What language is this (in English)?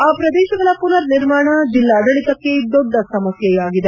Kannada